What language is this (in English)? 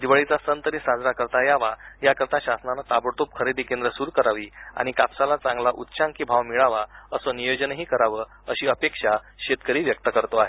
Marathi